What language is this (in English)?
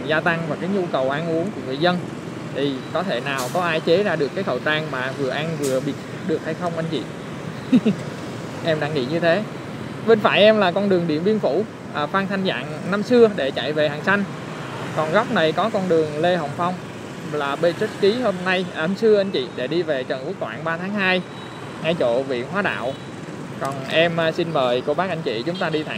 Vietnamese